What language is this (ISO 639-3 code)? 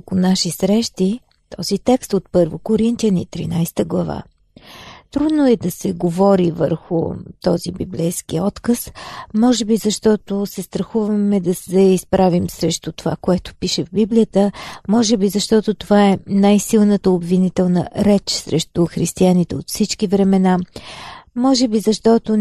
bul